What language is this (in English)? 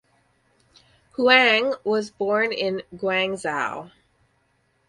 English